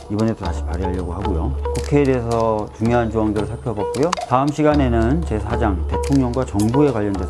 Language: Korean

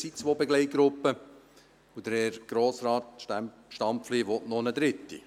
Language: Swiss German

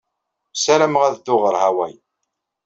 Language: Kabyle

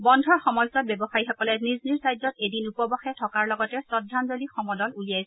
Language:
Assamese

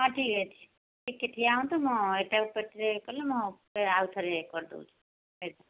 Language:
Odia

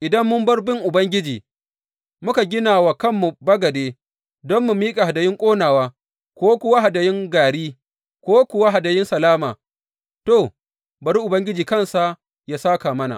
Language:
Hausa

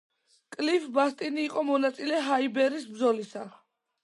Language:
Georgian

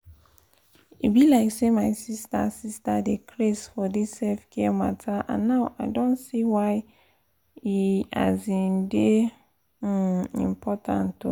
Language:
Nigerian Pidgin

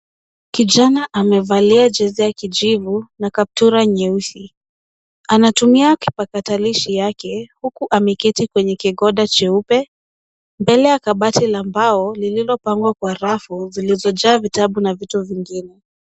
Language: Swahili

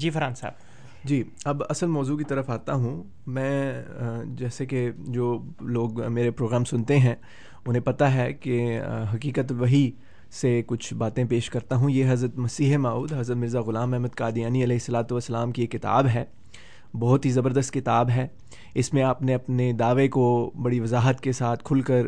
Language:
Urdu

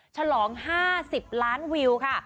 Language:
Thai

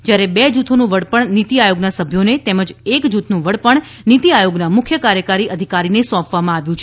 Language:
Gujarati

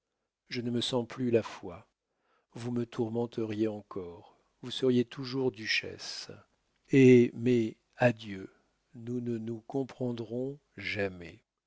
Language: French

